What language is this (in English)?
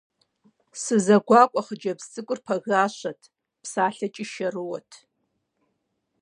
Kabardian